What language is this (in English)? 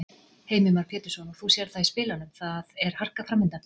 Icelandic